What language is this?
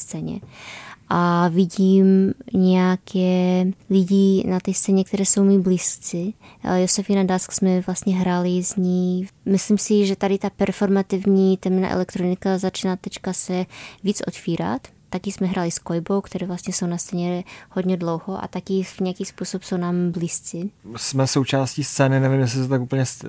Czech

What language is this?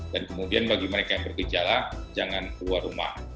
Indonesian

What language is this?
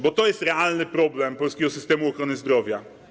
Polish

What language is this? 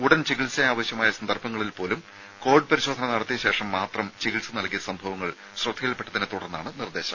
Malayalam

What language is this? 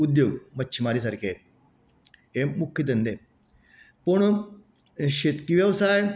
Konkani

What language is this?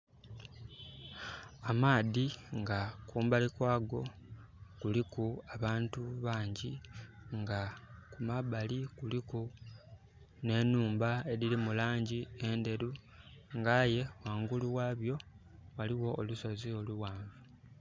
Soga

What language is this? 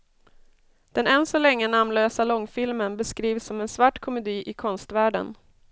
Swedish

